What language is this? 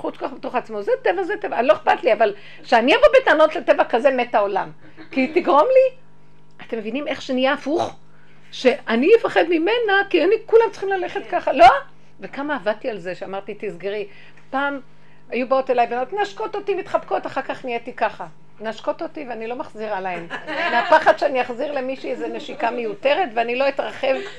Hebrew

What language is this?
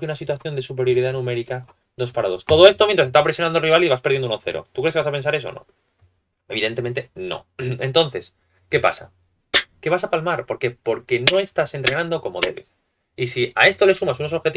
Spanish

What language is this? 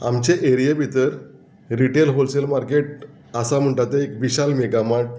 Konkani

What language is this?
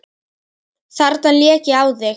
Icelandic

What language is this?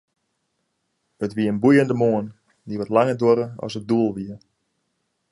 Western Frisian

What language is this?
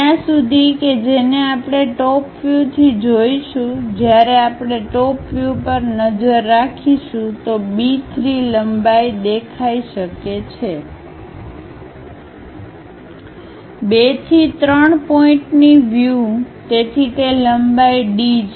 Gujarati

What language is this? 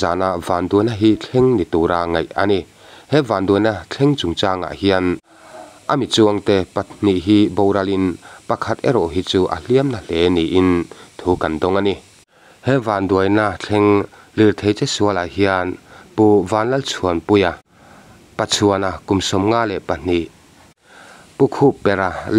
Thai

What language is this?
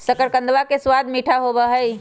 Magahi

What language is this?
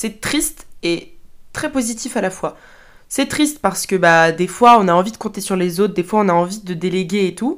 French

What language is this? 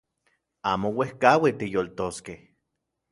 Central Puebla Nahuatl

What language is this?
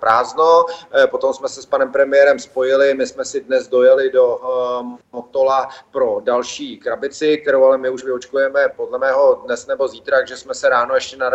Czech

